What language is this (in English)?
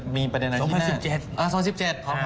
Thai